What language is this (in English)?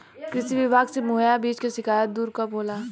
Bhojpuri